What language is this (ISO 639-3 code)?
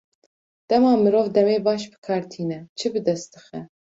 kur